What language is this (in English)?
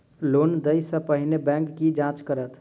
Maithili